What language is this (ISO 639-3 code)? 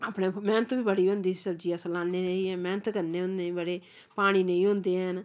doi